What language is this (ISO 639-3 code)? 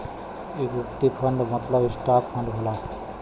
bho